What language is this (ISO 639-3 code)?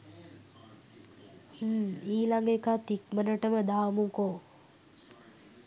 sin